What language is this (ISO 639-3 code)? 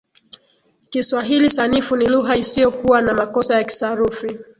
swa